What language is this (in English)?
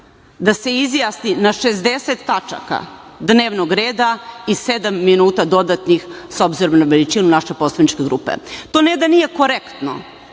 Serbian